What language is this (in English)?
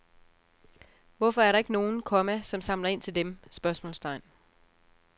Danish